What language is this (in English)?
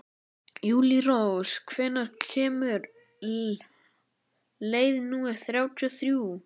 Icelandic